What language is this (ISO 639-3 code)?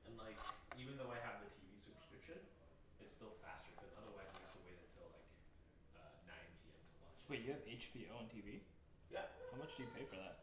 eng